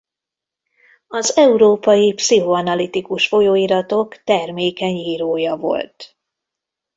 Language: Hungarian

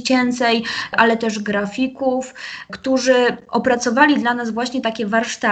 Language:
Polish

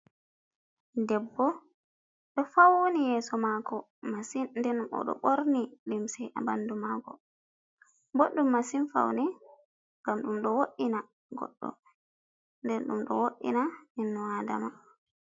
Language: Fula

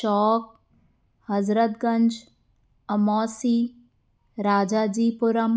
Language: Sindhi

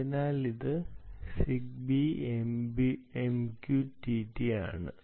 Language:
Malayalam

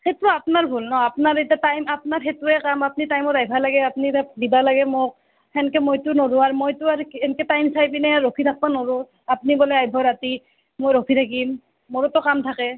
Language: Assamese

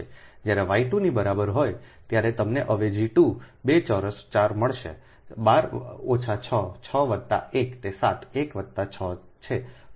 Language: Gujarati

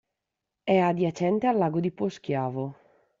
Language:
Italian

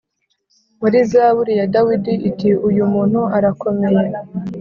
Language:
Kinyarwanda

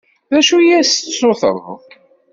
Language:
Kabyle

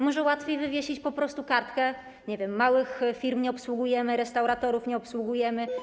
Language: Polish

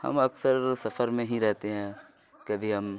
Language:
Urdu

